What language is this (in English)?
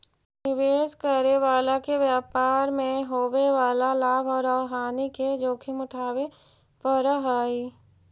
Magahi